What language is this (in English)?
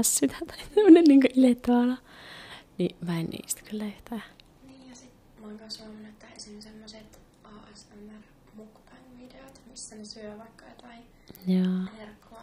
Finnish